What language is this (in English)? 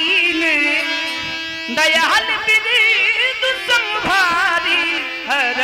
Arabic